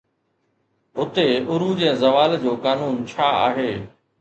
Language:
Sindhi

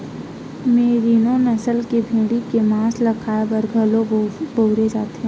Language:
Chhattisgarhi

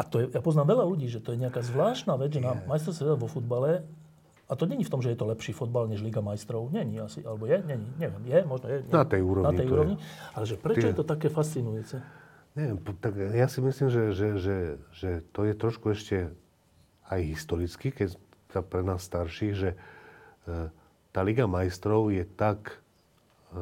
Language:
Slovak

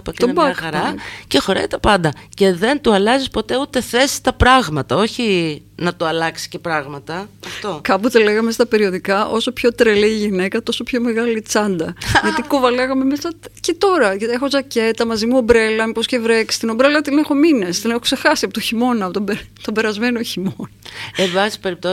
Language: Greek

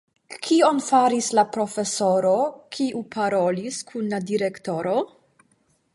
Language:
Esperanto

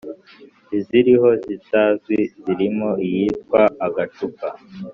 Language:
Kinyarwanda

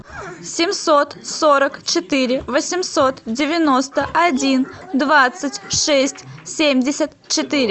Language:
Russian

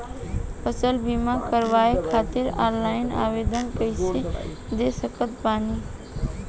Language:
Bhojpuri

